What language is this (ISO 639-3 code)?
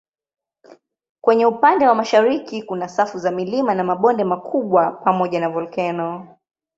swa